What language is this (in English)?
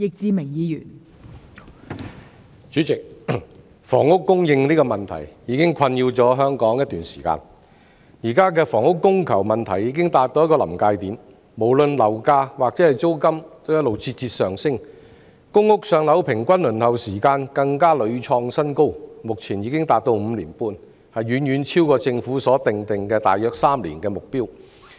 Cantonese